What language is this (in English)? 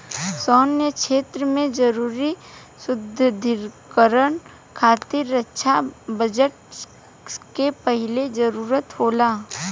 Bhojpuri